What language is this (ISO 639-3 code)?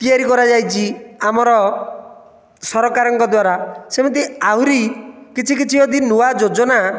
ori